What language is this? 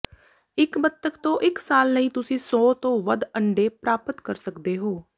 Punjabi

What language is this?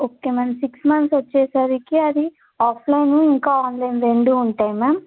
Telugu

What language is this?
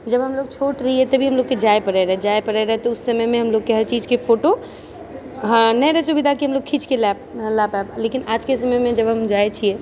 Maithili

